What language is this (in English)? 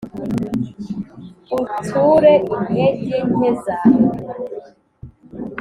Kinyarwanda